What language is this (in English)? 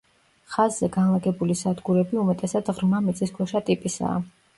Georgian